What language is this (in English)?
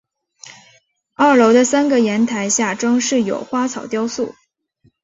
Chinese